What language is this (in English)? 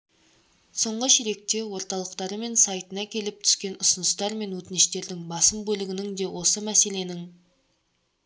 Kazakh